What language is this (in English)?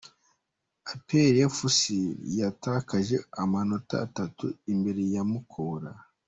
Kinyarwanda